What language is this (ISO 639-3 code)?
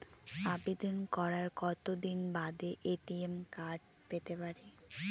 ben